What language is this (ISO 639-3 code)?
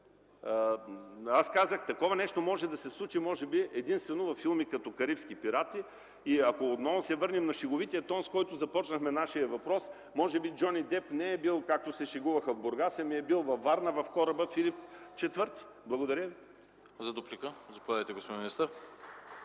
bul